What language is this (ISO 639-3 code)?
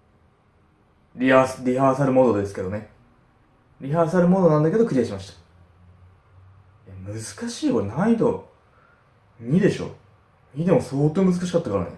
jpn